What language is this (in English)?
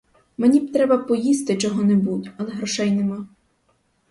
Ukrainian